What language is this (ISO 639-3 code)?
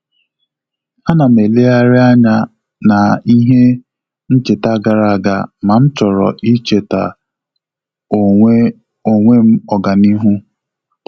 ibo